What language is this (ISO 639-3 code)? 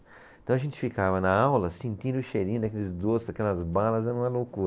por